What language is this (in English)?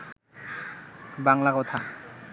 Bangla